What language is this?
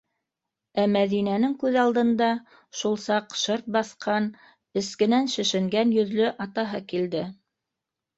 Bashkir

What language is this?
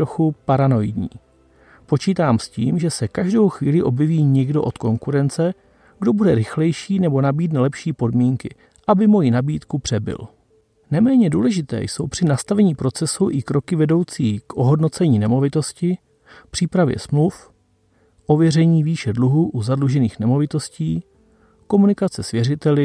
Czech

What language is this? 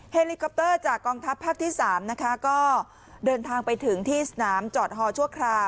Thai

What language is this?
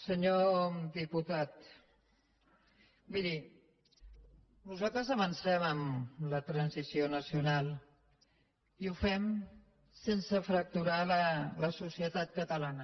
Catalan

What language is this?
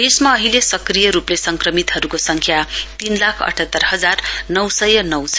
Nepali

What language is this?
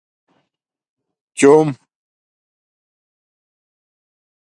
Domaaki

